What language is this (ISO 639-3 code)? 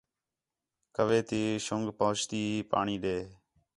xhe